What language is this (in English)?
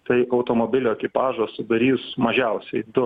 Lithuanian